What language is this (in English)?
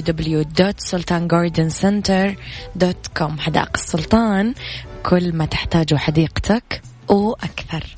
Arabic